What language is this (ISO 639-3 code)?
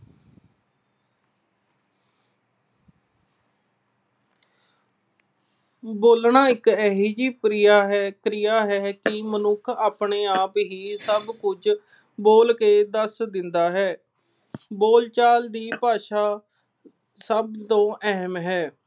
pan